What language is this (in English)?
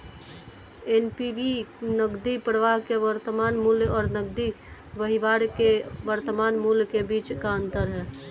Hindi